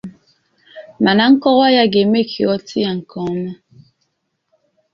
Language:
Igbo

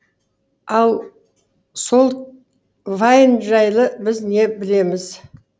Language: Kazakh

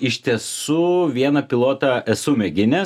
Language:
Lithuanian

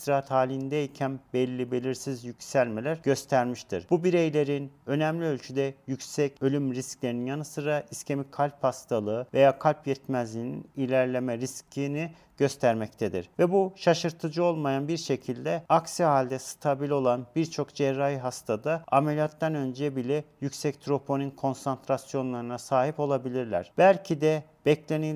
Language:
Turkish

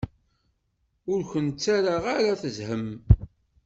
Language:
Kabyle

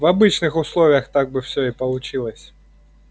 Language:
Russian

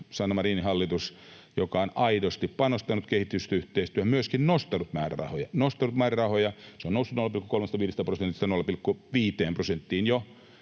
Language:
Finnish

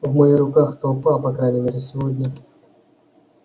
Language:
Russian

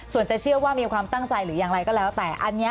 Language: Thai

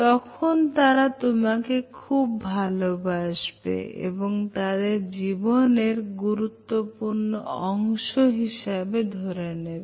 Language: Bangla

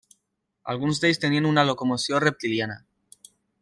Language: Catalan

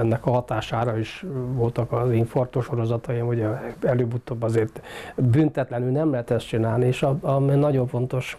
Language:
Hungarian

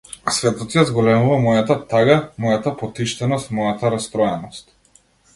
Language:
Macedonian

